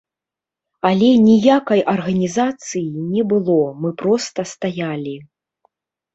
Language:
Belarusian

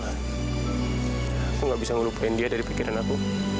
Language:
Indonesian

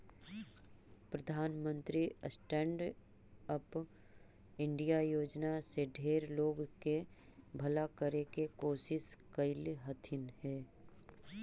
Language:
Magahi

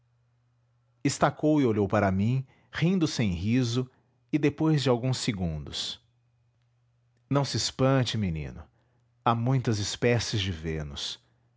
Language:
Portuguese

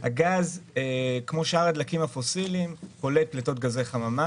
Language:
Hebrew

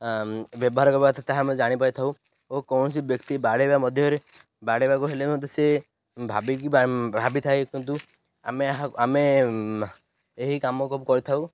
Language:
Odia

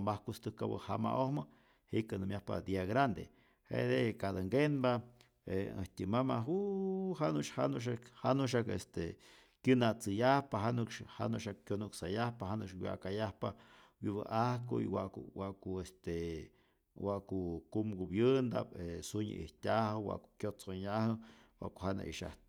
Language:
Rayón Zoque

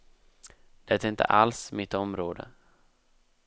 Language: Swedish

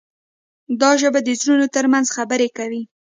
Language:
Pashto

